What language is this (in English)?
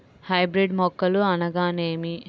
Telugu